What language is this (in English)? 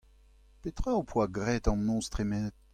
Breton